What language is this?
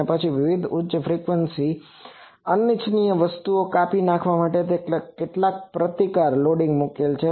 Gujarati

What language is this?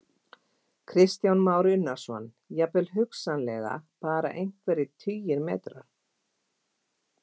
Icelandic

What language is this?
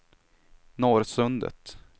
Swedish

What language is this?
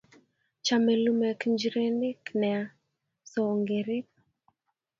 Kalenjin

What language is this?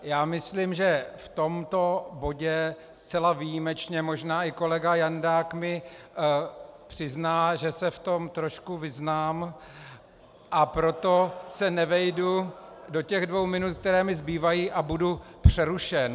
Czech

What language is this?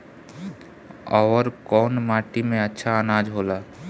Bhojpuri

